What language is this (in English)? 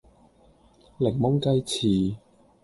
Cantonese